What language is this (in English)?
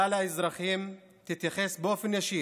Hebrew